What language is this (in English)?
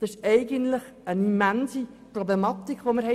Swiss German